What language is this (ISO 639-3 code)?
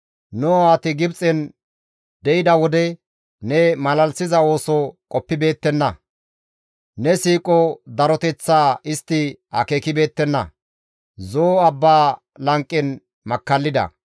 gmv